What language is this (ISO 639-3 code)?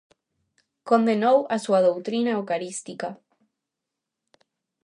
glg